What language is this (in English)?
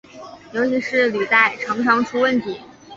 Chinese